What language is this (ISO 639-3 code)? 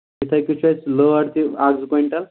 kas